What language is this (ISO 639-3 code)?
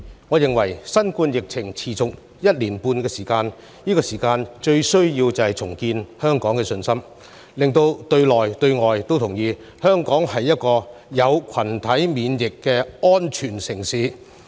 yue